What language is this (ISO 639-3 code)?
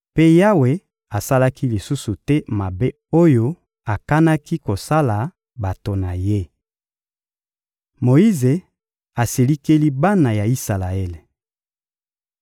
lin